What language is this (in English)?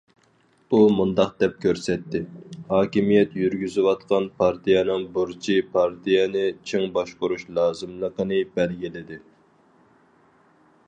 Uyghur